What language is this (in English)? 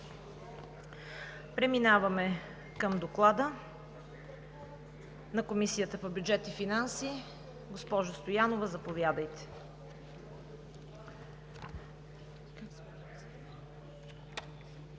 Bulgarian